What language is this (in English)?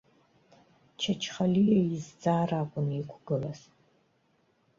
Abkhazian